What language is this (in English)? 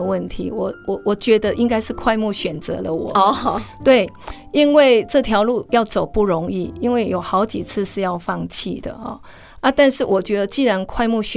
Chinese